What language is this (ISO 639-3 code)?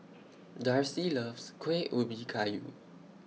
eng